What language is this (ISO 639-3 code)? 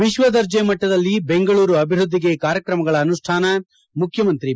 kan